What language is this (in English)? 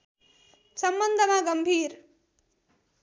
Nepali